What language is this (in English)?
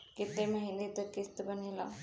Bhojpuri